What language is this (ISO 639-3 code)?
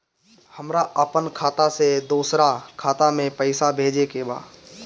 bho